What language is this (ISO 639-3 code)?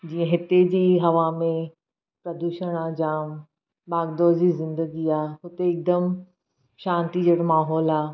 snd